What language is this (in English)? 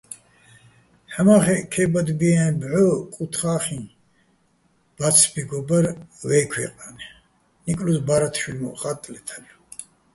Bats